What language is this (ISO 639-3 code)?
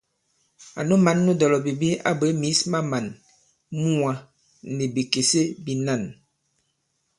abb